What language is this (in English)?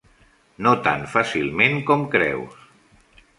Catalan